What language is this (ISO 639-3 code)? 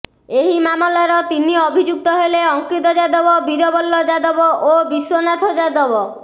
ori